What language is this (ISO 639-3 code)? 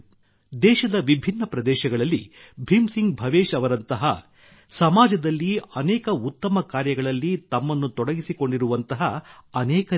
kan